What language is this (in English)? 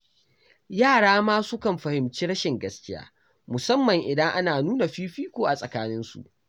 Hausa